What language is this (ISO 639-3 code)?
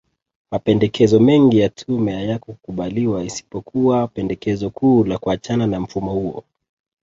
swa